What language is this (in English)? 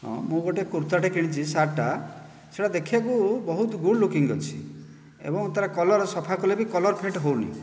Odia